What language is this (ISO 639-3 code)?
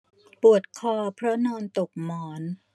tha